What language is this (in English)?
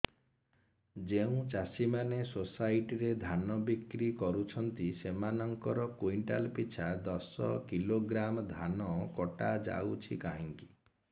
Odia